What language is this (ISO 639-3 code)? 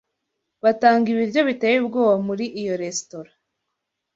kin